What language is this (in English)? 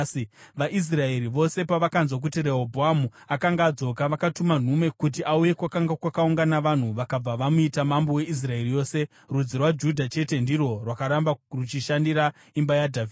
Shona